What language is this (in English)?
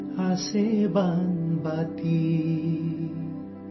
Urdu